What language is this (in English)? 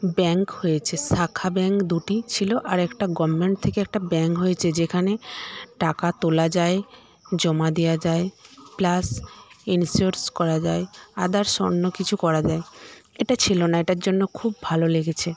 Bangla